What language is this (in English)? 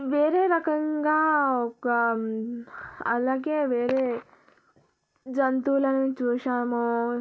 Telugu